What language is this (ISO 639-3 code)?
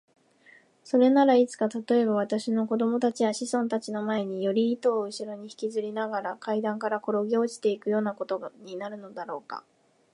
jpn